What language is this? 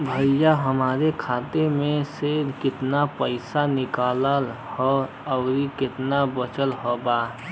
Bhojpuri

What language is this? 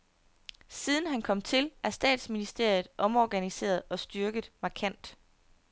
Danish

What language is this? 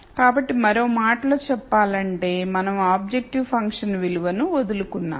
Telugu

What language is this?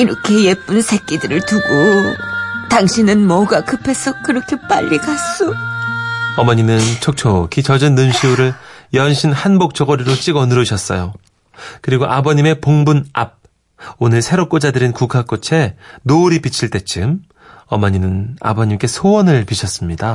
Korean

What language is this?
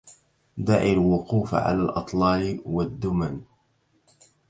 Arabic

